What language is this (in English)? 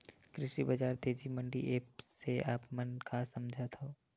Chhattisgarhi